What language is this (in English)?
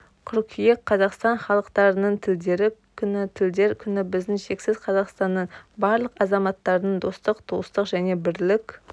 Kazakh